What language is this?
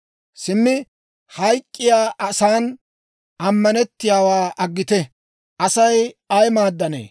Dawro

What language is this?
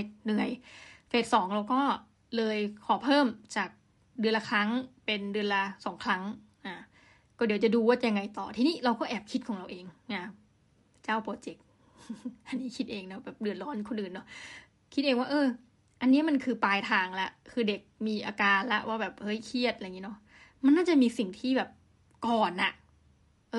Thai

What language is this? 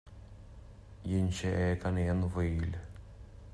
Irish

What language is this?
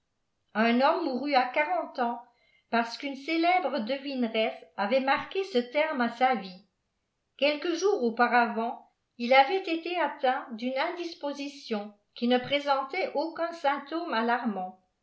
French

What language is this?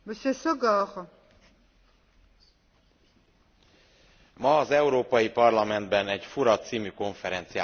Hungarian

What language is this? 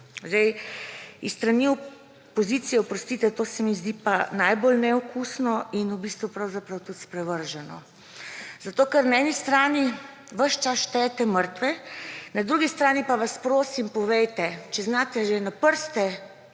Slovenian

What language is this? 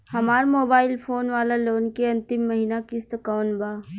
Bhojpuri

